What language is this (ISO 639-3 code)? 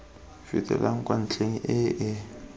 tsn